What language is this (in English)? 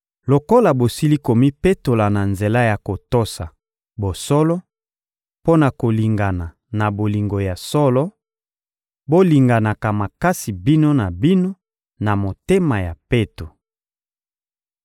Lingala